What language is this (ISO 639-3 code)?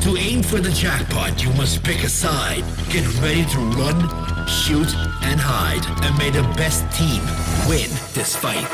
eng